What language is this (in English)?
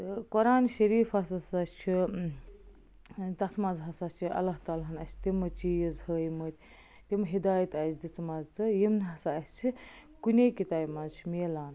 Kashmiri